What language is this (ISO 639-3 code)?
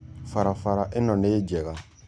kik